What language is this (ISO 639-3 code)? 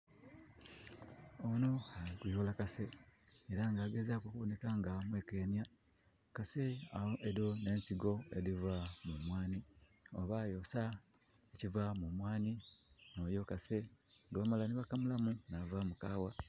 xog